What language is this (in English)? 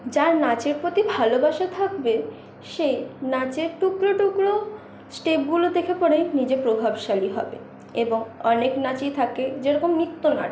Bangla